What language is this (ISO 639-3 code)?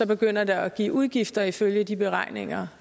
dan